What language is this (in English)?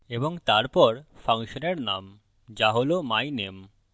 Bangla